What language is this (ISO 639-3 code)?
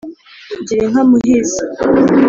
kin